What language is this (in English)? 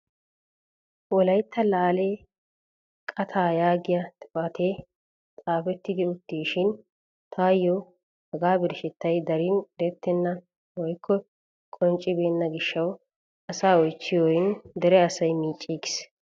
Wolaytta